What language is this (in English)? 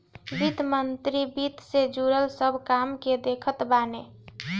Bhojpuri